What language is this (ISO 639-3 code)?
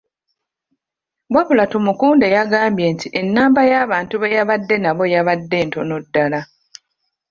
lug